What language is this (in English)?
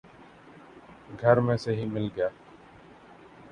Urdu